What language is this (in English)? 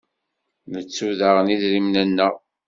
Kabyle